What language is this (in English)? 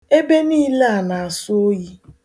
Igbo